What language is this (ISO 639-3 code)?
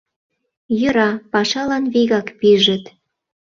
chm